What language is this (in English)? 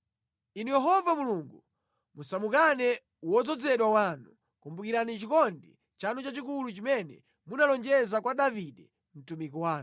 Nyanja